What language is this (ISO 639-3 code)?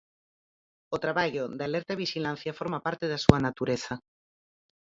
glg